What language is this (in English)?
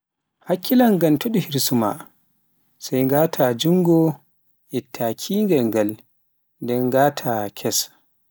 Pular